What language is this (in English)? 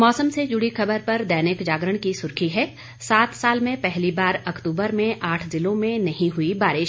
Hindi